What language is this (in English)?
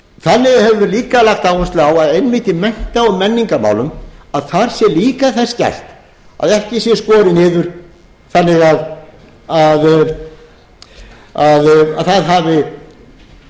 Icelandic